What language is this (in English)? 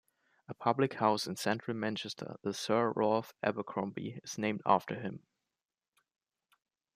English